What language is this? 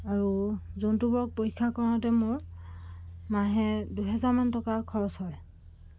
Assamese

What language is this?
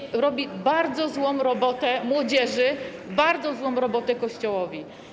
Polish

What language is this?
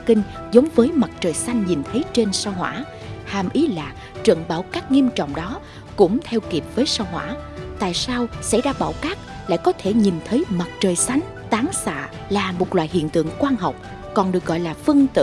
Vietnamese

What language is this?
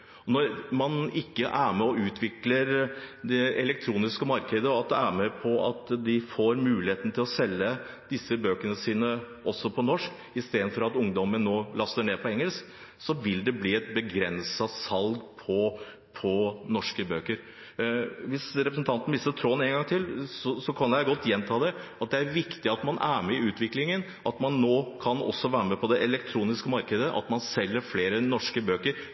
Norwegian Bokmål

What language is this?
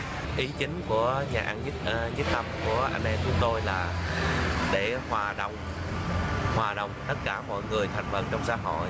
Vietnamese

